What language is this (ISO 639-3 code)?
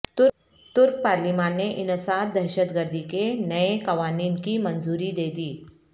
urd